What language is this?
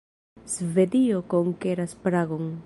Esperanto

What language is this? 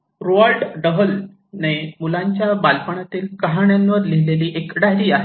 Marathi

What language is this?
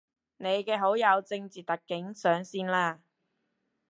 Cantonese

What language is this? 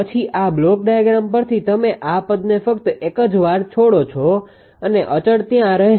Gujarati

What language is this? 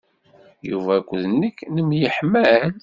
Kabyle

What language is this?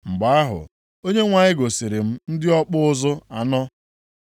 Igbo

